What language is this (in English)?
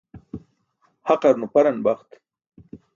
Burushaski